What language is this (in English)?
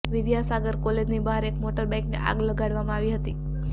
Gujarati